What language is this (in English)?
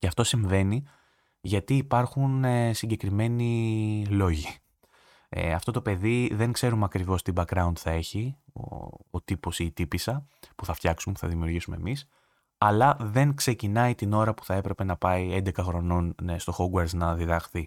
Greek